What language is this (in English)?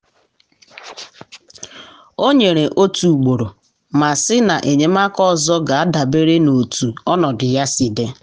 Igbo